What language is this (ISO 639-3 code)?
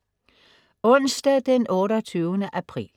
dan